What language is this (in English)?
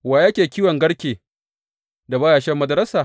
Hausa